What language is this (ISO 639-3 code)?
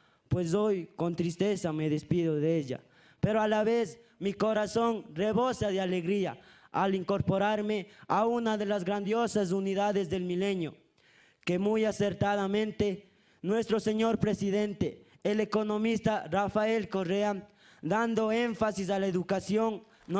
spa